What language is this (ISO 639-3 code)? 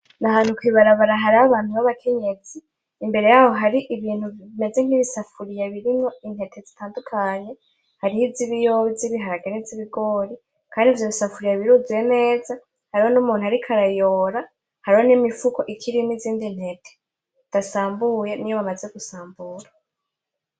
run